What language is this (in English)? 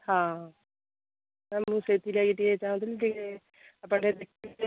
Odia